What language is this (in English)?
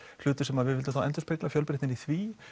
Icelandic